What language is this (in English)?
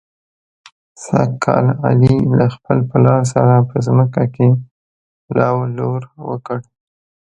Pashto